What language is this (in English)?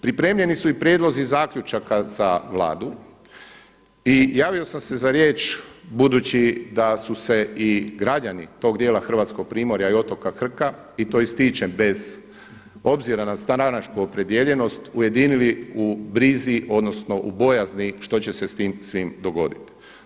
Croatian